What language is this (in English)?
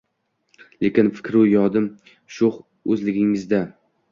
Uzbek